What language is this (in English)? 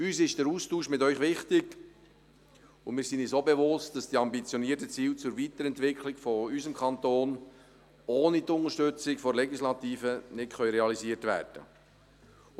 Swiss German